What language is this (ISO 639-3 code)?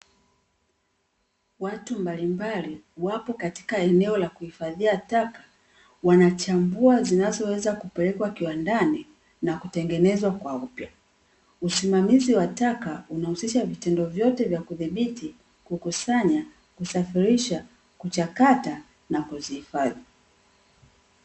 swa